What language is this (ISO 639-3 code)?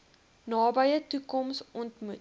afr